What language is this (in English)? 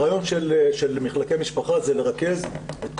Hebrew